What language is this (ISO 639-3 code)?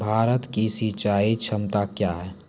mai